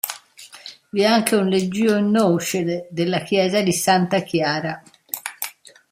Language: Italian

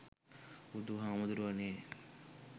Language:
Sinhala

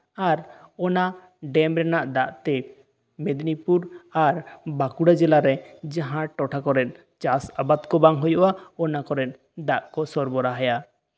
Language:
Santali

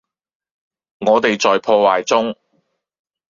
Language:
Cantonese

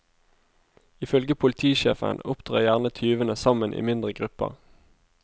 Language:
Norwegian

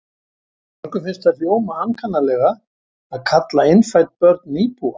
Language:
Icelandic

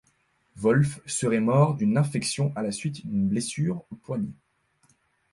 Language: French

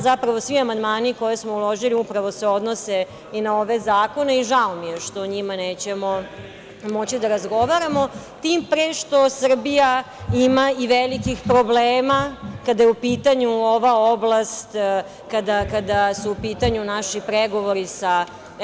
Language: Serbian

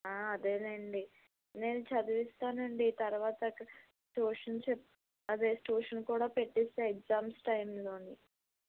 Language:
Telugu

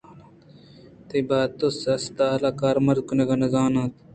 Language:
Eastern Balochi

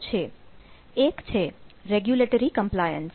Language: Gujarati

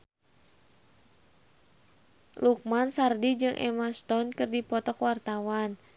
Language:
Sundanese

